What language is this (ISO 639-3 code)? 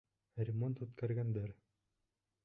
bak